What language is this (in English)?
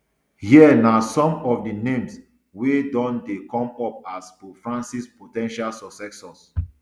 Nigerian Pidgin